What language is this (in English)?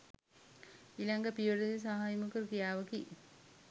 Sinhala